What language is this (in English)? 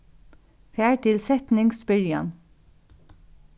Faroese